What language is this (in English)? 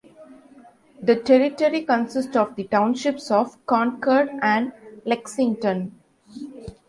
English